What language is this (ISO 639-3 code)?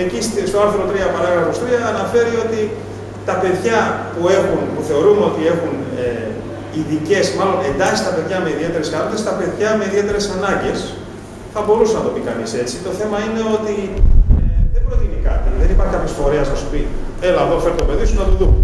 ell